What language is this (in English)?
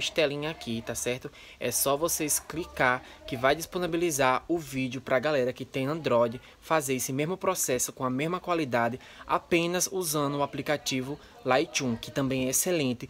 Portuguese